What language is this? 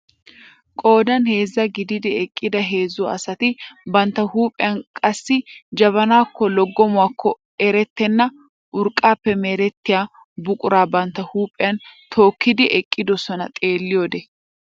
Wolaytta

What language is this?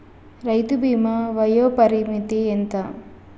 Telugu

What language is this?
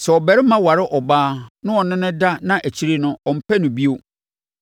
Akan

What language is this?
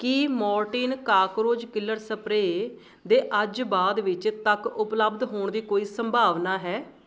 Punjabi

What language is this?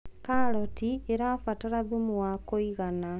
Kikuyu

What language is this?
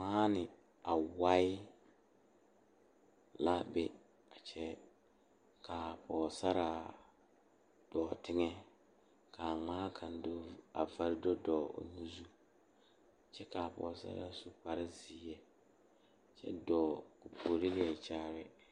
Southern Dagaare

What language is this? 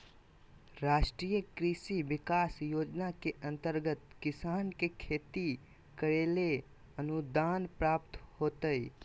Magahi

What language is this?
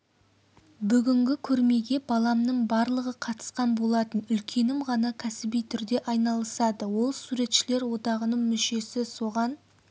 Kazakh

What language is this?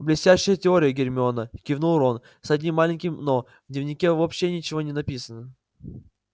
Russian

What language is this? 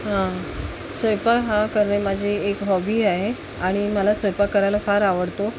Marathi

